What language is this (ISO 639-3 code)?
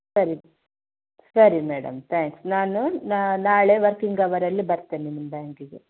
kan